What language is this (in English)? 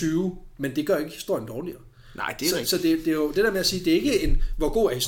Danish